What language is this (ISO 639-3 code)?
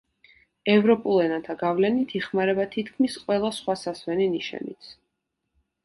kat